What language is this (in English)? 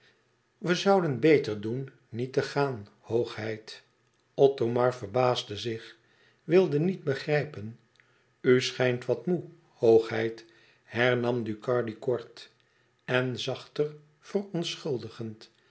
Dutch